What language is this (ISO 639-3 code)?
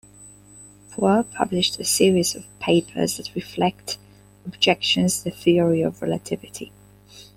eng